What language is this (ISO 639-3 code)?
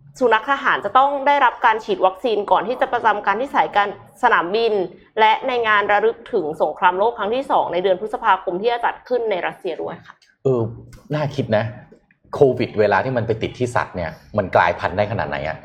tha